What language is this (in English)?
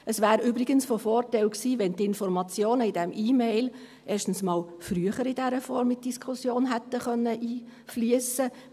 Swiss German